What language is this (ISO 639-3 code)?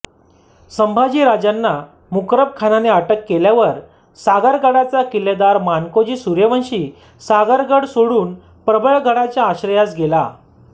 mar